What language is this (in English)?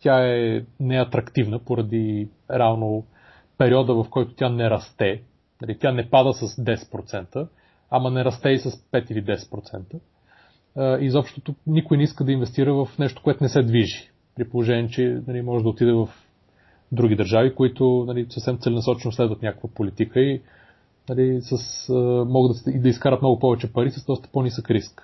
Bulgarian